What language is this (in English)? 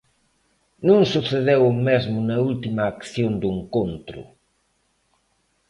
Galician